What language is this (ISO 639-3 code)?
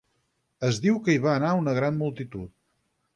cat